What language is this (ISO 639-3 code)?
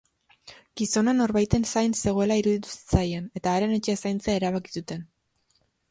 eus